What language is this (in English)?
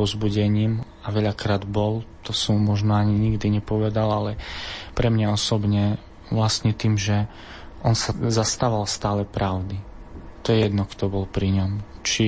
Slovak